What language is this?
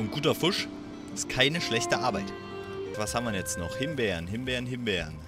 German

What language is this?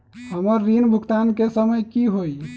Magahi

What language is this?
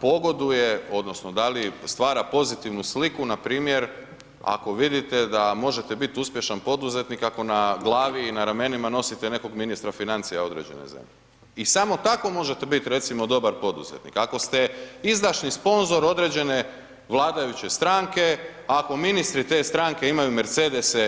Croatian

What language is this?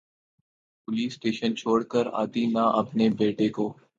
Urdu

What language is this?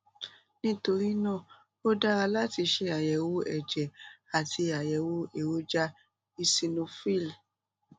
Yoruba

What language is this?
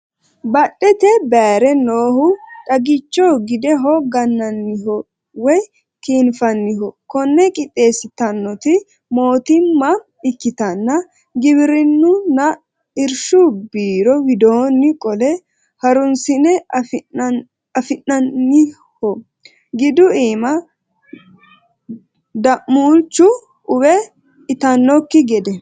Sidamo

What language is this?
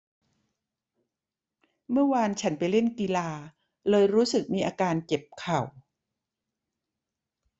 Thai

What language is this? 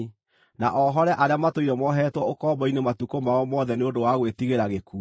Kikuyu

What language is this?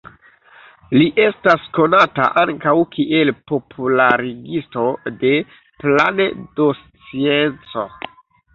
Esperanto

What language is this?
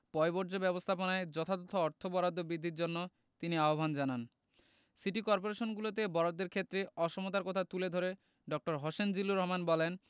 Bangla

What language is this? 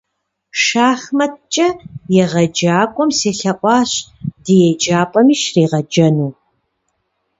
Kabardian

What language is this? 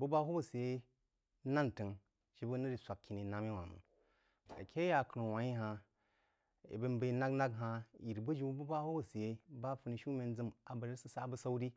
Jiba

